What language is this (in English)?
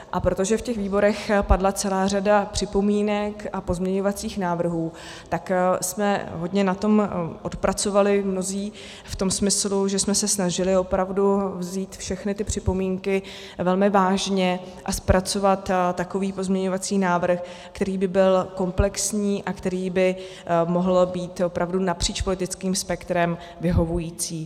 Czech